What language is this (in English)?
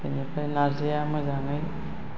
Bodo